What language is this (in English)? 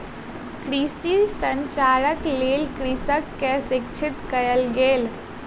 Maithili